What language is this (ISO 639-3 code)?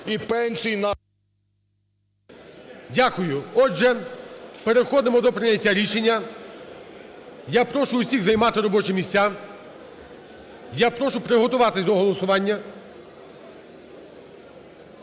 ukr